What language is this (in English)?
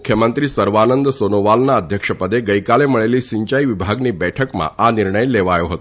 Gujarati